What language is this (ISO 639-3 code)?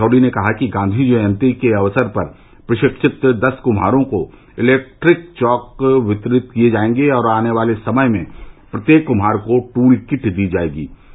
hin